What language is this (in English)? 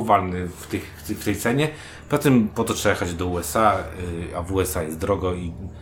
Polish